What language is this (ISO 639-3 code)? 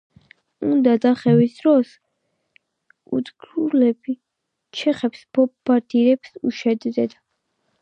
kat